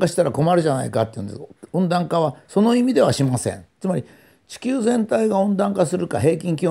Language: Japanese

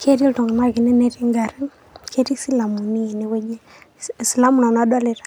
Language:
Masai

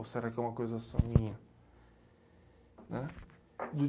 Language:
Portuguese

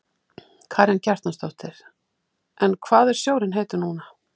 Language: Icelandic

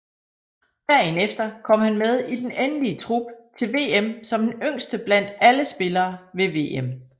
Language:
Danish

